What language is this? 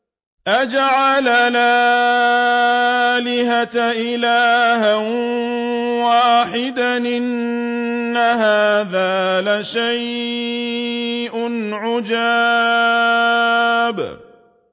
Arabic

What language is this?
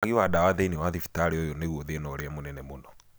Kikuyu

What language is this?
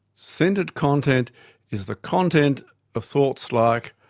English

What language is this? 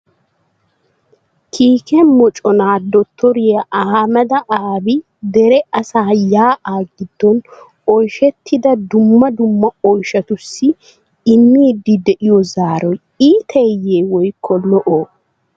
Wolaytta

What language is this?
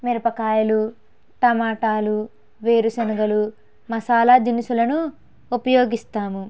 Telugu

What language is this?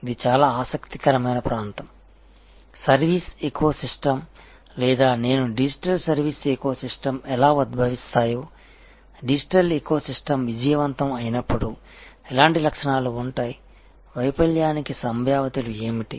Telugu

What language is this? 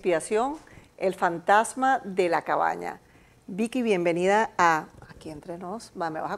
Spanish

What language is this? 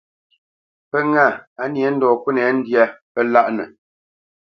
Bamenyam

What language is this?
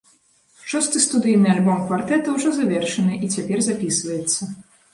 Belarusian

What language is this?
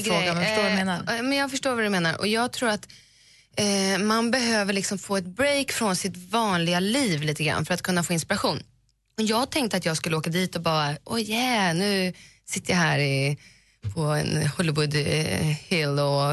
Swedish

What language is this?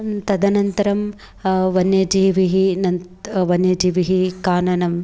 Sanskrit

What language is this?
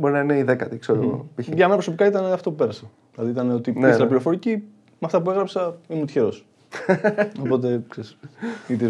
Greek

